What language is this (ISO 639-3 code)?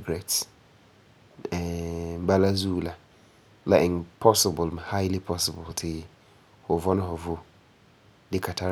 gur